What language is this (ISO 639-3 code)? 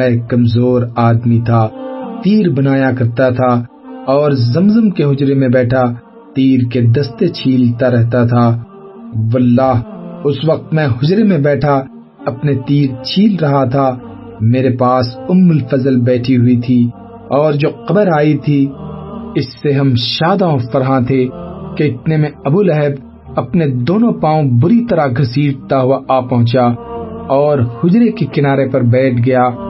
urd